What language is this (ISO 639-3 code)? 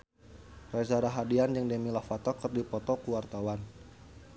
sun